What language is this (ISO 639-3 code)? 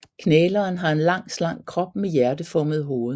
dan